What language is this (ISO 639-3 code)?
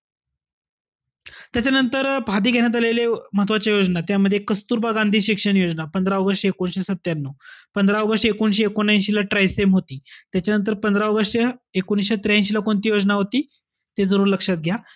mar